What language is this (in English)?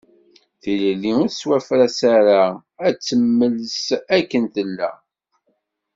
Kabyle